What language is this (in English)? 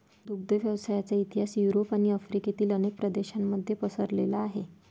Marathi